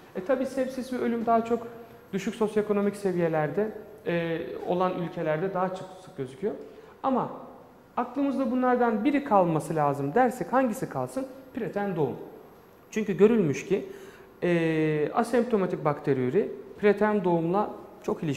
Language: Turkish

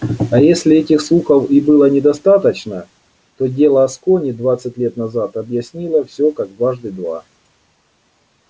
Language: Russian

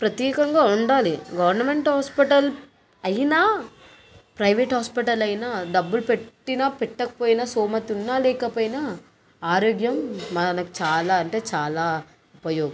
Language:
Telugu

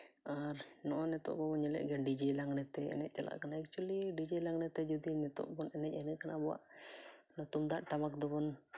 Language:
Santali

